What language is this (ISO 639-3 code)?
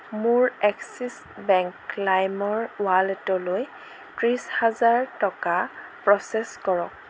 asm